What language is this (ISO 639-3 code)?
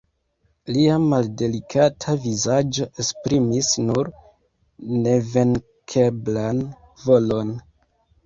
epo